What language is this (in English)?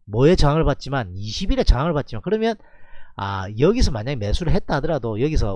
Korean